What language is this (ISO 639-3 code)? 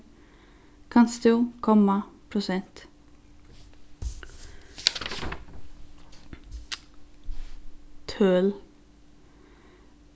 fao